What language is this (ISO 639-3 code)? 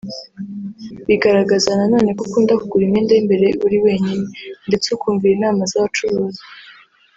kin